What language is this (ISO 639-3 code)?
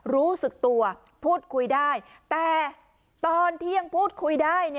tha